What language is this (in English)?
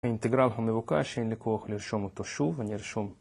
Hebrew